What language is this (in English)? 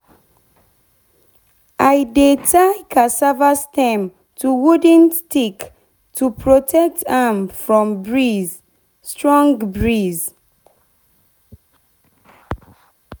Nigerian Pidgin